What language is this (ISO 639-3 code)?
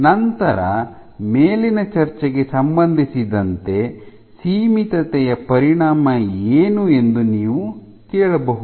kan